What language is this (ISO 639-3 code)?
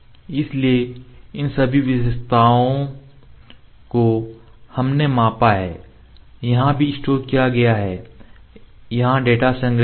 hin